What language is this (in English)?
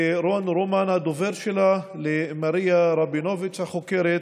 Hebrew